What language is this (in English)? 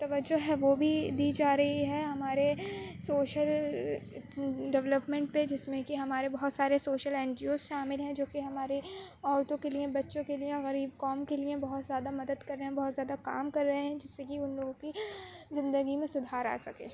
Urdu